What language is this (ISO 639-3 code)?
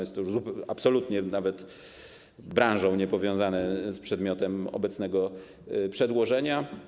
pol